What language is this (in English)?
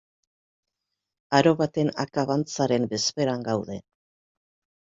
Basque